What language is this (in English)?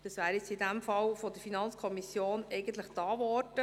Swiss German